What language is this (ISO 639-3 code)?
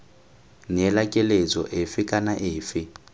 tsn